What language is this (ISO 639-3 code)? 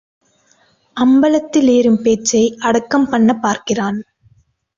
tam